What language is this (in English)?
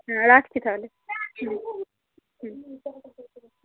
Bangla